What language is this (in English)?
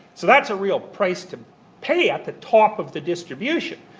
English